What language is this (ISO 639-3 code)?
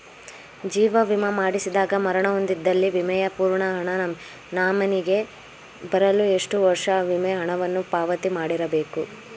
kan